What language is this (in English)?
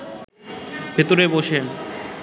Bangla